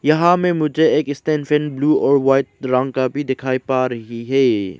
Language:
Hindi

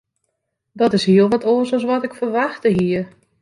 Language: Western Frisian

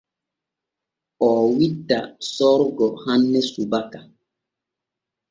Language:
Borgu Fulfulde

